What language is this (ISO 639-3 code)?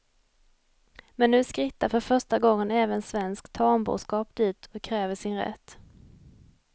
swe